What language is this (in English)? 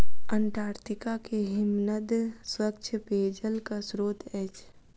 Maithili